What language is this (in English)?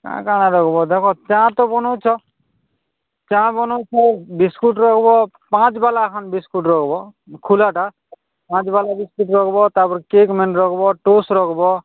Odia